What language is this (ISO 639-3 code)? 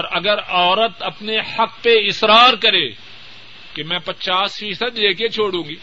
urd